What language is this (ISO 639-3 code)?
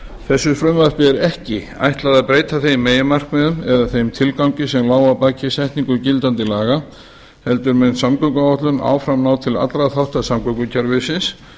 isl